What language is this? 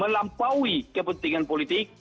Indonesian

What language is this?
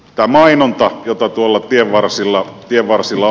Finnish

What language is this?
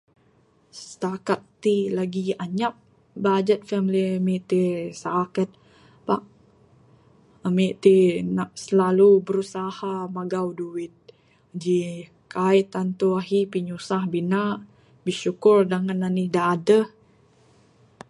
Bukar-Sadung Bidayuh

